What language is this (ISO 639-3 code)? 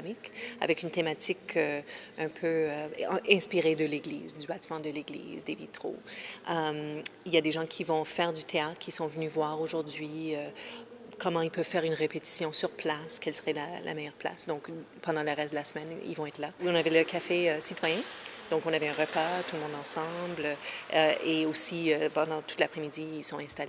fra